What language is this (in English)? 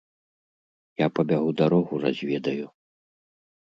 Belarusian